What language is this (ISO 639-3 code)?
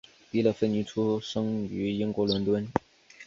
zho